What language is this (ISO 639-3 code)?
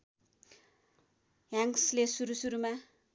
nep